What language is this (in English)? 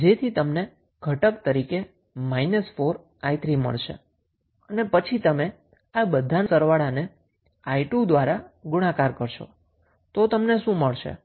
Gujarati